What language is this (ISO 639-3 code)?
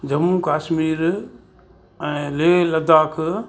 snd